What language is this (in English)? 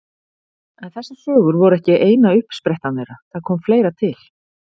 Icelandic